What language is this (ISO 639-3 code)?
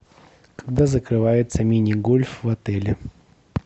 rus